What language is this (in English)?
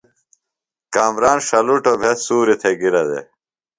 Phalura